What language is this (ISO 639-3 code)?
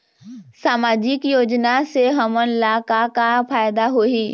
hne